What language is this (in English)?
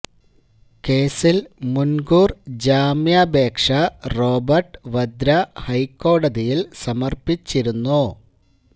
Malayalam